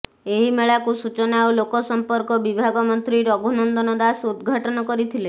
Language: Odia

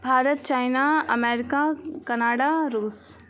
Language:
Maithili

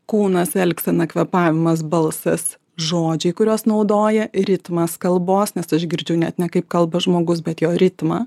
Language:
Lithuanian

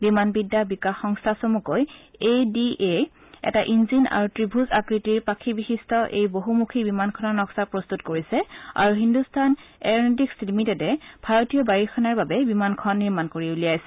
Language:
Assamese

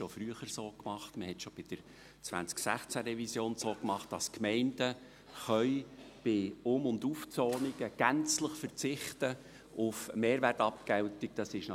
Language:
Swiss German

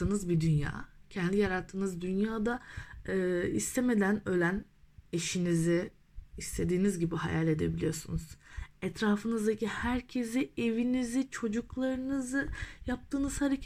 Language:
Turkish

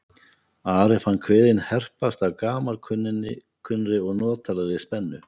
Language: Icelandic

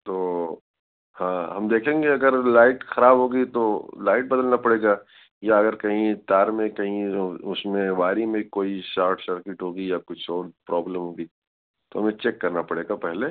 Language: Urdu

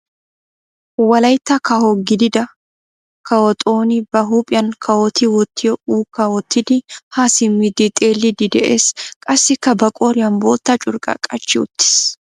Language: Wolaytta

